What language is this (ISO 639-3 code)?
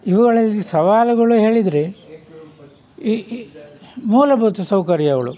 kan